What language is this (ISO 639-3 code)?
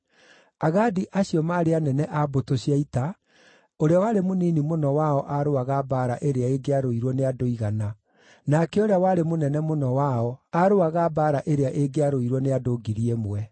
kik